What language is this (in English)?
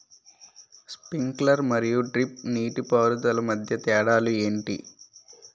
Telugu